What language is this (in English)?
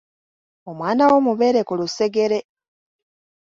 Ganda